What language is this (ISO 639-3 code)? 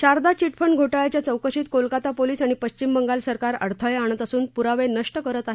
mar